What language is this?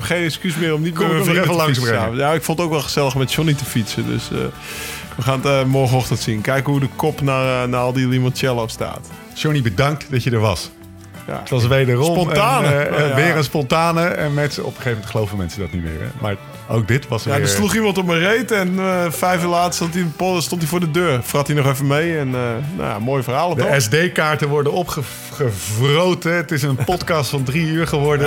Dutch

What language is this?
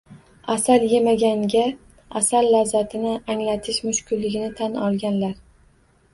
Uzbek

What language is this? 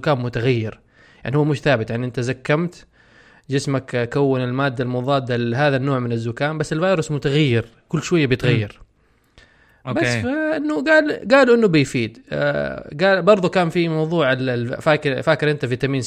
Arabic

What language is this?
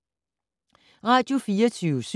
Danish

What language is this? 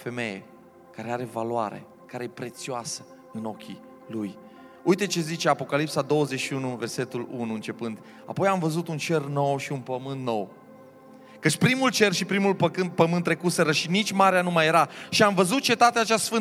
Romanian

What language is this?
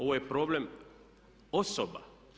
Croatian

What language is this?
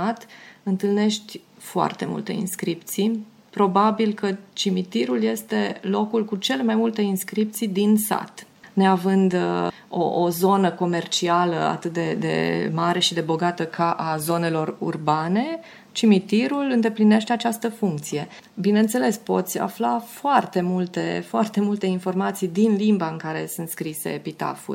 Romanian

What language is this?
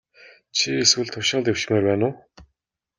Mongolian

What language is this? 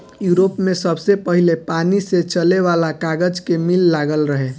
Bhojpuri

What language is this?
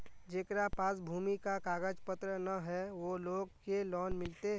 Magahi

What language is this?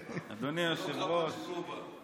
Hebrew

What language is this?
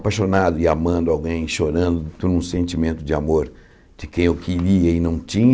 Portuguese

